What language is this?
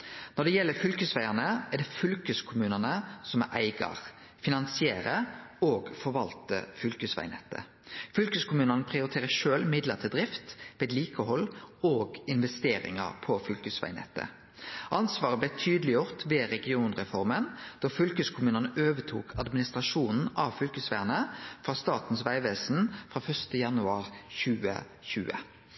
Norwegian Nynorsk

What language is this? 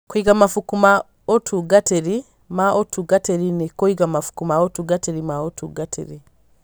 Kikuyu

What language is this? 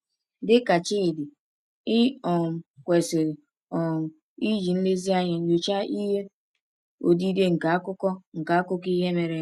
Igbo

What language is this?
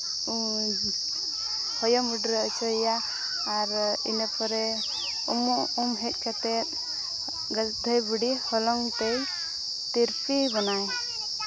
Santali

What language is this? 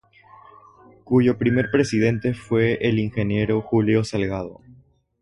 Spanish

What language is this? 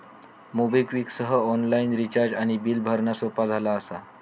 Marathi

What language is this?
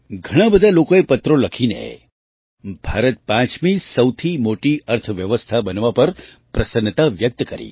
Gujarati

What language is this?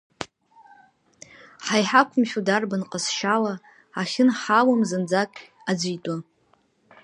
Abkhazian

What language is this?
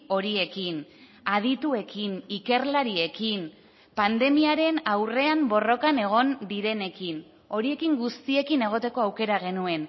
Basque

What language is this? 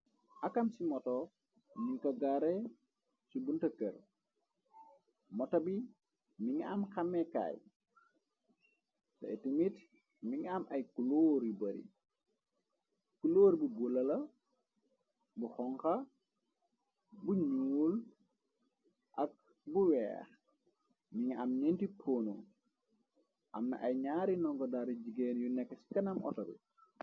Wolof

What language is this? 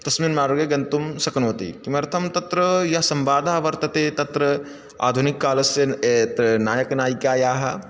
Sanskrit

